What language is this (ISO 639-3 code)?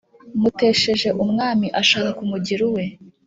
kin